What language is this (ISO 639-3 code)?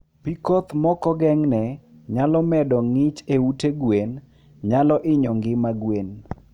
luo